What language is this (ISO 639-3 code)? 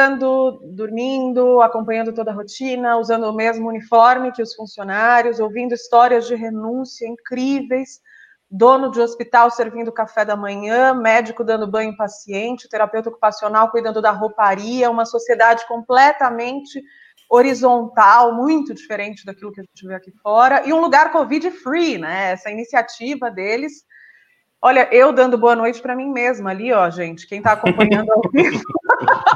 por